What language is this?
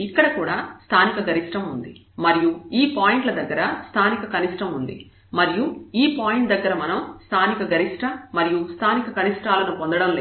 Telugu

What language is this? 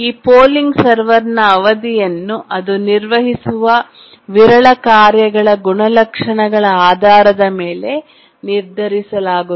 Kannada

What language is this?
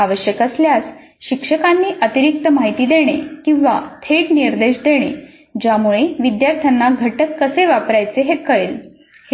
Marathi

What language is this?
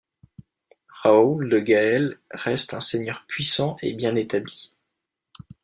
French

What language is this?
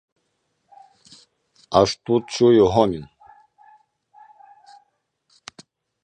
Ukrainian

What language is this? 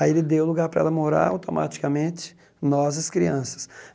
Portuguese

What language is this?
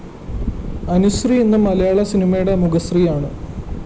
Malayalam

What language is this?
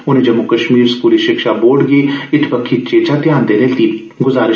Dogri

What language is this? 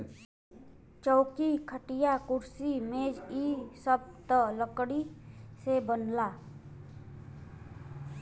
Bhojpuri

